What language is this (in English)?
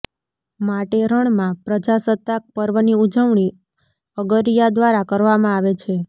Gujarati